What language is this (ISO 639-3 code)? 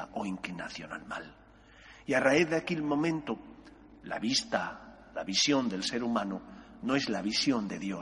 spa